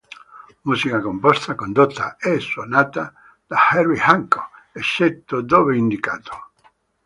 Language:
Italian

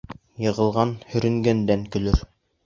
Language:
Bashkir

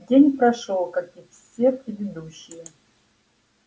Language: Russian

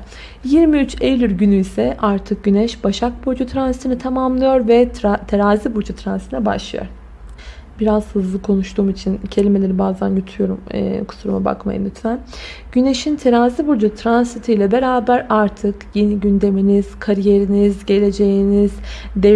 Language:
Turkish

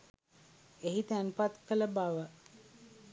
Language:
Sinhala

